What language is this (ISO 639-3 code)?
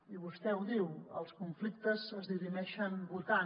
cat